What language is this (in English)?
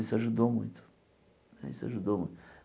Portuguese